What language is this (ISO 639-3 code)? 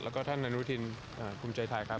tha